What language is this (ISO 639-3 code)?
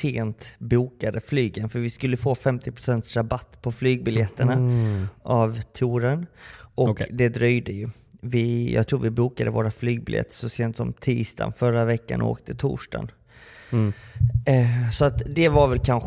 swe